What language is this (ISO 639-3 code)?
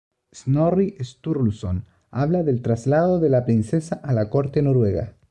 spa